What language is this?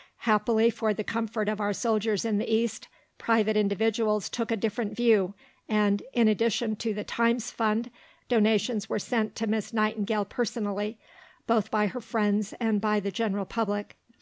English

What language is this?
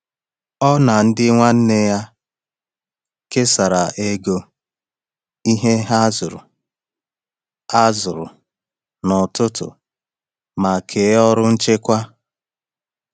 Igbo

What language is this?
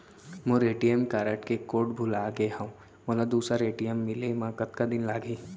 Chhattisgarhi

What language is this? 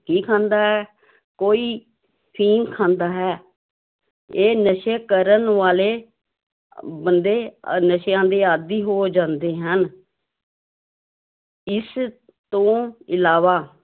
Punjabi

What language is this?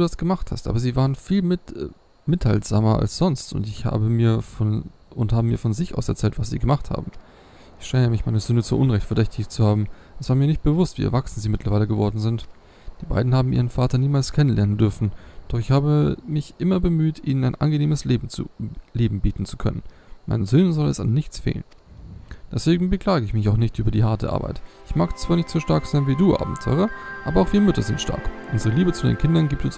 German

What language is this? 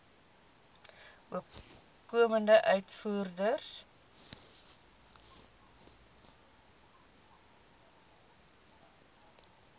Afrikaans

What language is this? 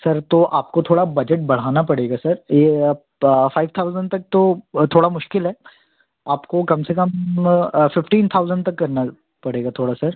Hindi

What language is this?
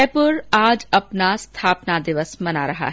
Hindi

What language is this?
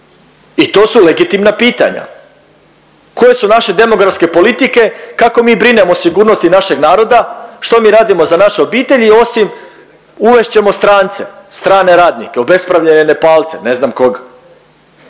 Croatian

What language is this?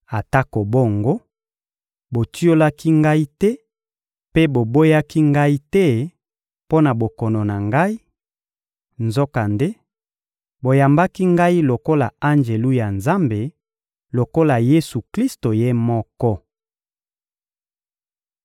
Lingala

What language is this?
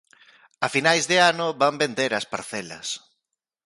Galician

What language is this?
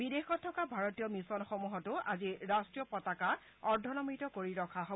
Assamese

